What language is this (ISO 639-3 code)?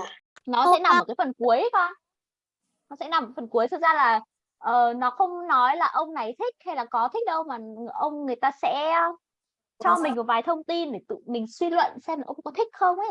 vie